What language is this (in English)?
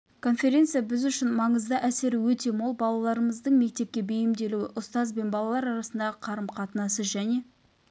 Kazakh